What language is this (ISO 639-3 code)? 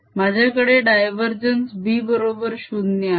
mar